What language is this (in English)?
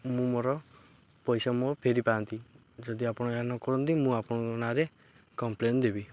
Odia